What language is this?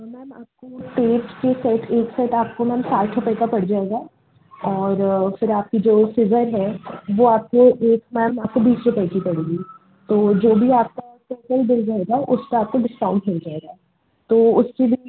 Hindi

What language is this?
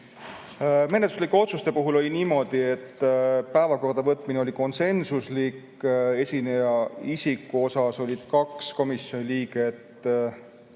Estonian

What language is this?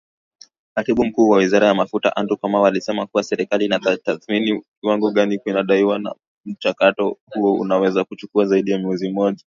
Swahili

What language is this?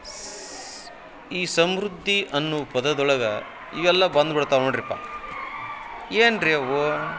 Kannada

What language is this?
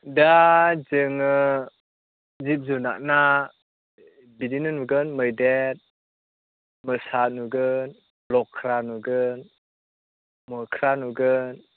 Bodo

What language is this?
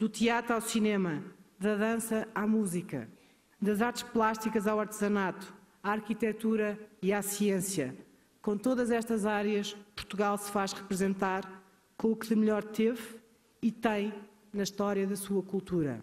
Spanish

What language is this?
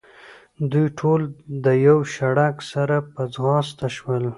Pashto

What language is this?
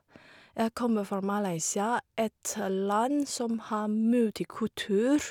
Norwegian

